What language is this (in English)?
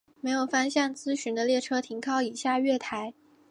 Chinese